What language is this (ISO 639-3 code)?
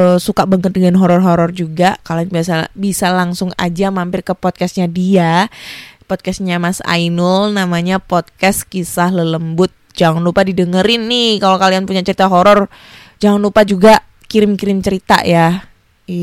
ind